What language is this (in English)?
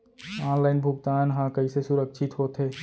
Chhattisgarhi